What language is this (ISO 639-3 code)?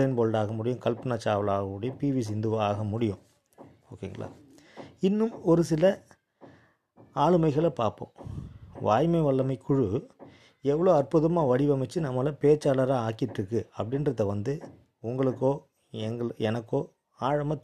tam